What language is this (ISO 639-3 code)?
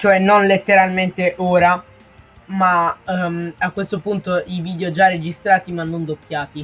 ita